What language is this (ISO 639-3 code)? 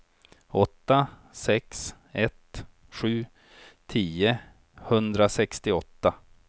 swe